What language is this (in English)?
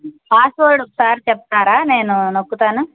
Telugu